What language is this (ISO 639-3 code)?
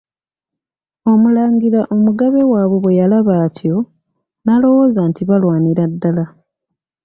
lug